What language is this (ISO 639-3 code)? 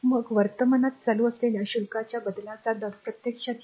mar